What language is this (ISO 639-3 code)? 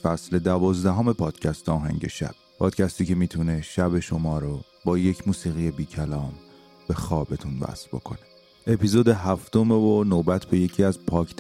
fas